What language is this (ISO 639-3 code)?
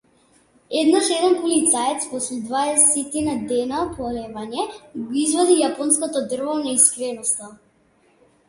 mkd